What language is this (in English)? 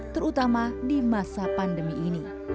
Indonesian